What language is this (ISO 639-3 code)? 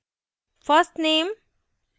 hin